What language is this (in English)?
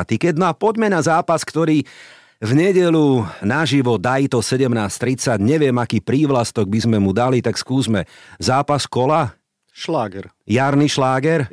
Slovak